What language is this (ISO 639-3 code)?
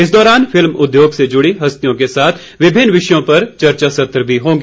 hin